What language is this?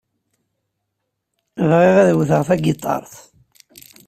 Kabyle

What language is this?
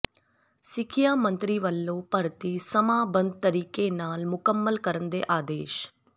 Punjabi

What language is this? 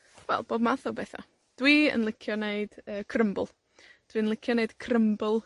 Welsh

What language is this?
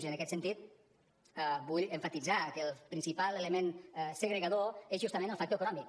Catalan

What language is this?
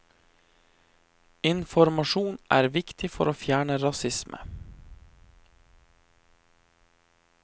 Norwegian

